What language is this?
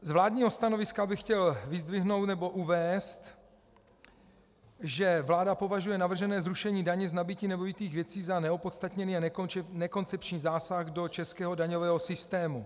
Czech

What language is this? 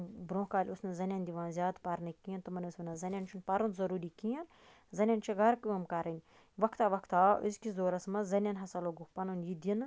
Kashmiri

